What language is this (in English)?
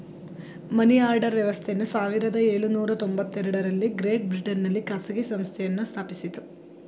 Kannada